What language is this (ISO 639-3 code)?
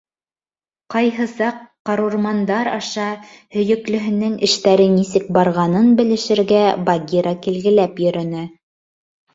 bak